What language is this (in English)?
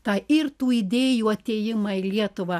Lithuanian